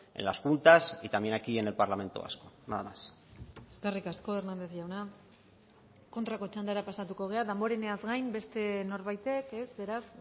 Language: Basque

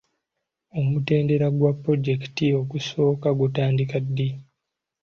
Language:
Ganda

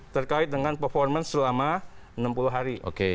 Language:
Indonesian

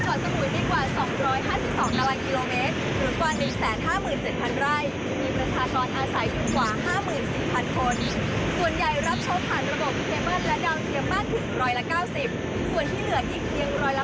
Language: Thai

